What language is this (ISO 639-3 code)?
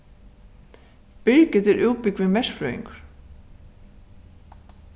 fao